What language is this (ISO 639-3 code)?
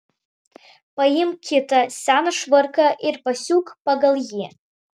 lit